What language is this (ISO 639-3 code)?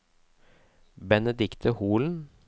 nor